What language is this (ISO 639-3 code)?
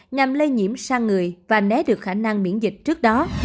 vie